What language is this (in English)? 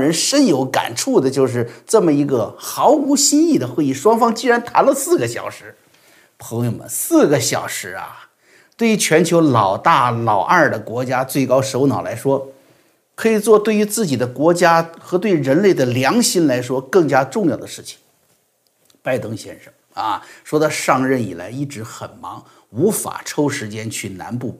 Chinese